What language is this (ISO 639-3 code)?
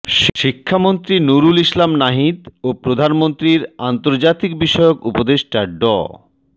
ben